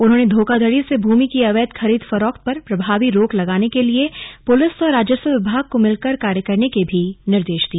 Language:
Hindi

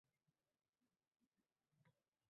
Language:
Uzbek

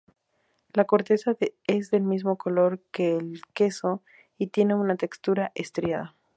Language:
Spanish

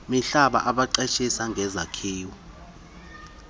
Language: Xhosa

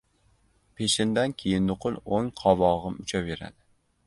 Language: Uzbek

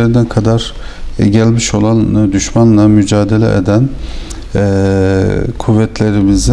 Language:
Turkish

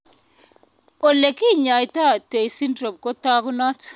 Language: Kalenjin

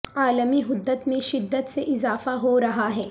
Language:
Urdu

